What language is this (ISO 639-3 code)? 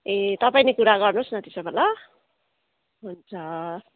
nep